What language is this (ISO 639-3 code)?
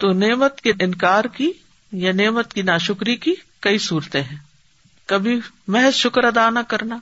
urd